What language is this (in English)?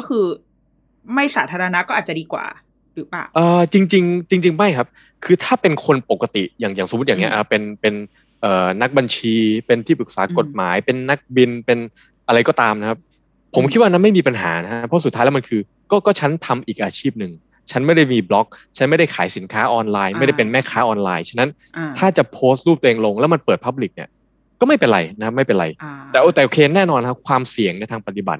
Thai